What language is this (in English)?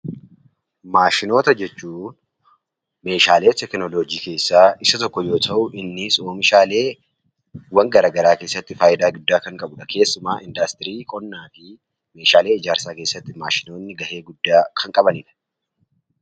Oromo